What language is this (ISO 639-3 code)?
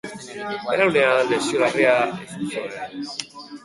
eus